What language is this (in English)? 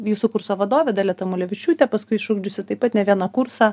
Lithuanian